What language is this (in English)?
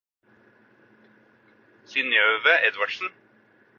Norwegian Bokmål